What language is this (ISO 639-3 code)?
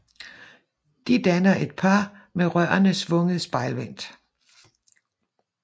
dan